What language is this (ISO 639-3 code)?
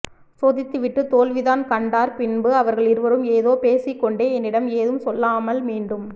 tam